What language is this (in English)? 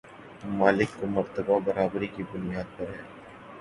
Urdu